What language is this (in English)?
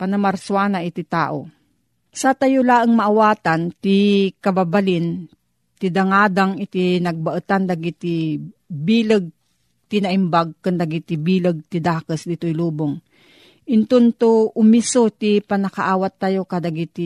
Filipino